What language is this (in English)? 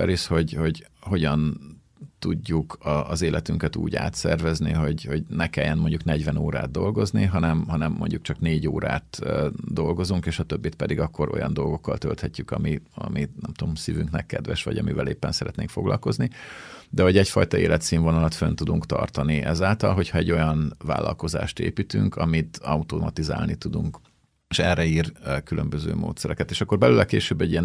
Hungarian